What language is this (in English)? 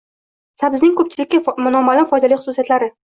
Uzbek